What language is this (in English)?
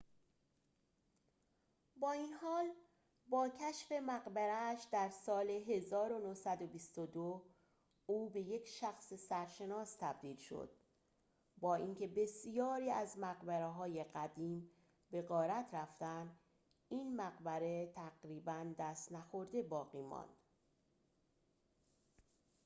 Persian